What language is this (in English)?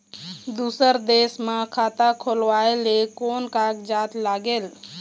Chhattisgarhi